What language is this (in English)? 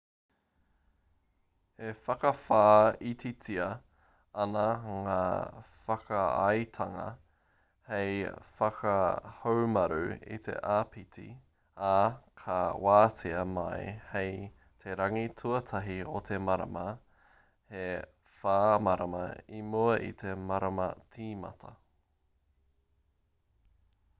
Māori